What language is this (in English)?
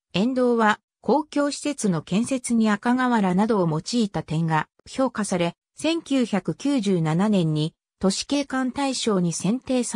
Japanese